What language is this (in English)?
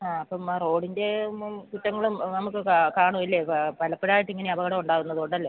Malayalam